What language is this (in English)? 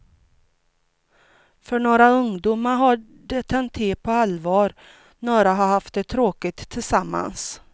Swedish